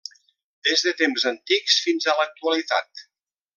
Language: Catalan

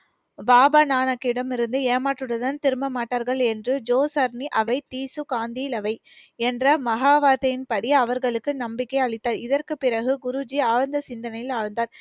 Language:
Tamil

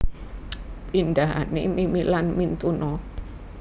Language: Javanese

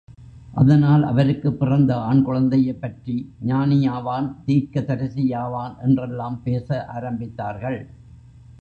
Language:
Tamil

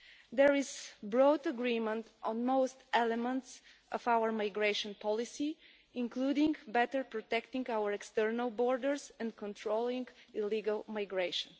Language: English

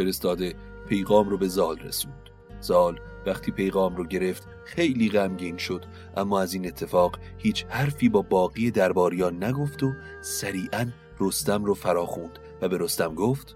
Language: Persian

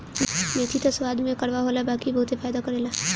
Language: Bhojpuri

